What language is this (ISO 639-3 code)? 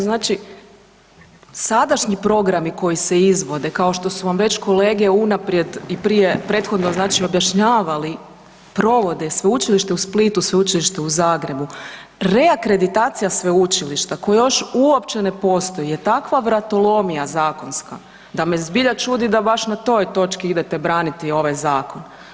hrv